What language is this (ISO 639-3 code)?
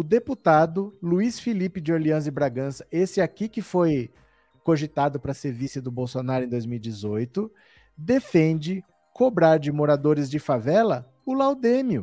por